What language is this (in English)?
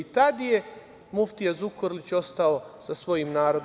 Serbian